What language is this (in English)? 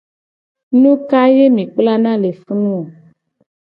Gen